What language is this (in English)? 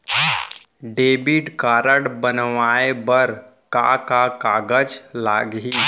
Chhattisgarhi